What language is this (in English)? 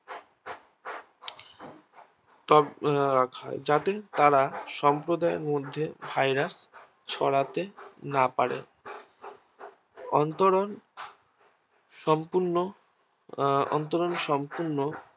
Bangla